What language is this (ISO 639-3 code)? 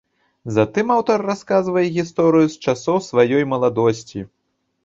bel